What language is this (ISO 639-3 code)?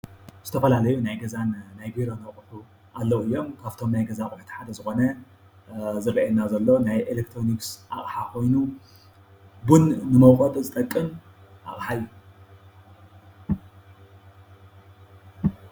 tir